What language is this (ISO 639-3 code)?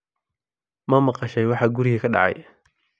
som